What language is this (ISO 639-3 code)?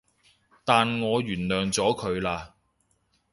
yue